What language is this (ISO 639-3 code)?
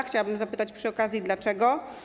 pol